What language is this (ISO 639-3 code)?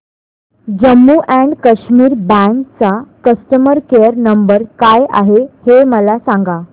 mar